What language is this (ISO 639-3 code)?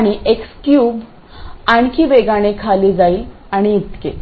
mar